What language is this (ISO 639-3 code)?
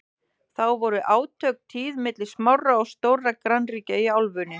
isl